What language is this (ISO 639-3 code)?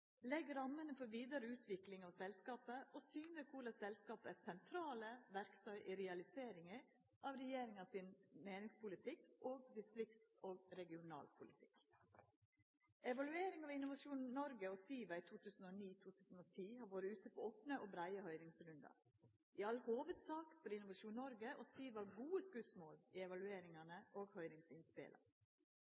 nno